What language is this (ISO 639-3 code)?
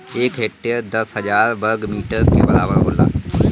bho